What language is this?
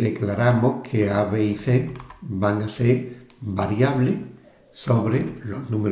Spanish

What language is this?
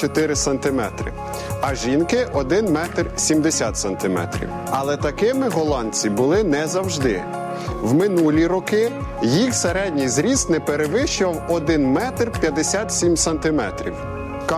Ukrainian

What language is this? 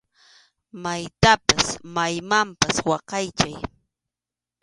Arequipa-La Unión Quechua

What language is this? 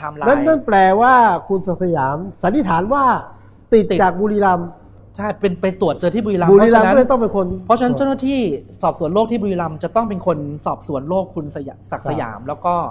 Thai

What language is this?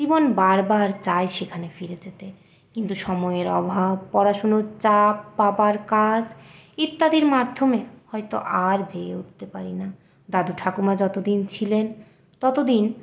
Bangla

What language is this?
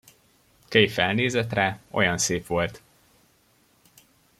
Hungarian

